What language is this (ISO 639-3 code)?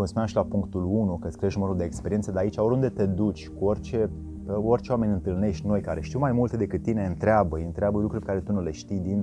ron